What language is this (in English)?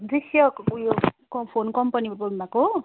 Nepali